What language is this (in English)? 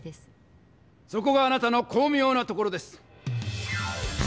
Japanese